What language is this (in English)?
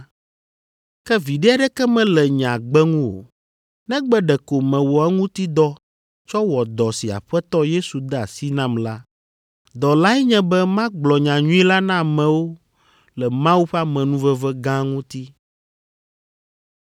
Ewe